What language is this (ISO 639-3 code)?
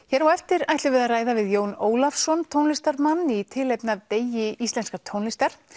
isl